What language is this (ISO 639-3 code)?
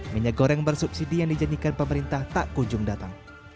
ind